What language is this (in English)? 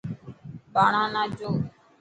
Dhatki